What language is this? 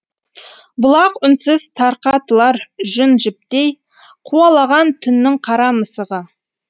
Kazakh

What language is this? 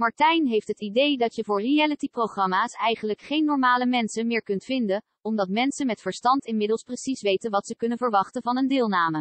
Dutch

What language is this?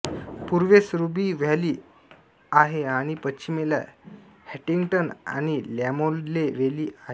Marathi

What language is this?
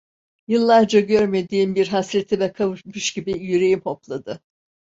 Turkish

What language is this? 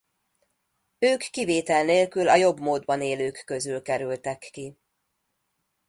Hungarian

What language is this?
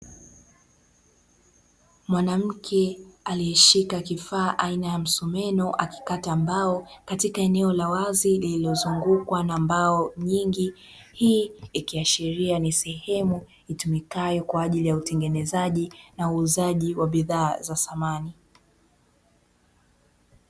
Swahili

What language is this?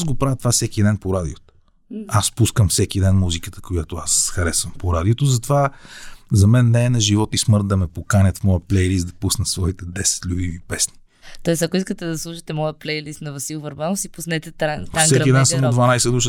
Bulgarian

